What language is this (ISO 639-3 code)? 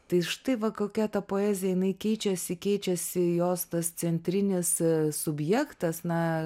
lit